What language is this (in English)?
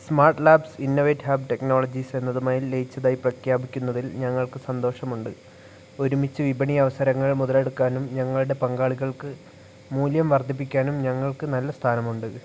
Malayalam